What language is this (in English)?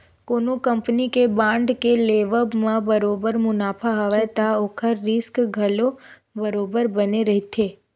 Chhattisgarhi